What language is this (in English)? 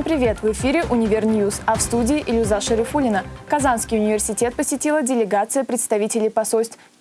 Russian